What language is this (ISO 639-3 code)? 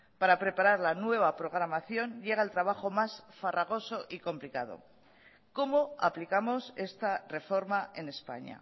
spa